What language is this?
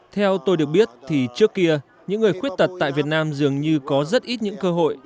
Vietnamese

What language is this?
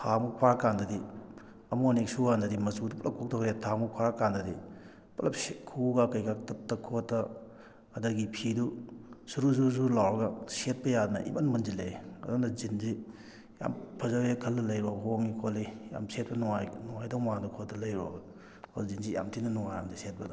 Manipuri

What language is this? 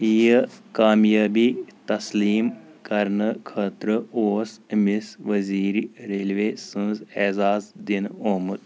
Kashmiri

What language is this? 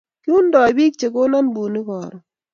Kalenjin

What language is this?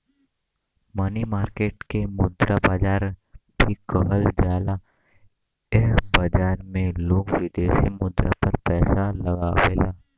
Bhojpuri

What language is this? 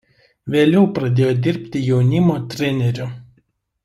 Lithuanian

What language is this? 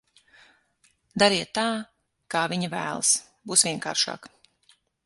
Latvian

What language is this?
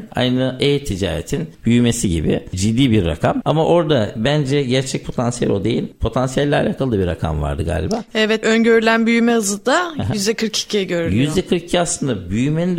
Turkish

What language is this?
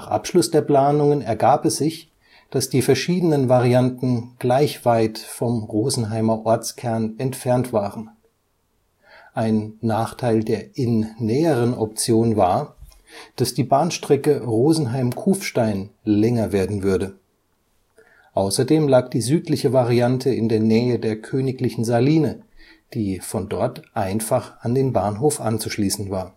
German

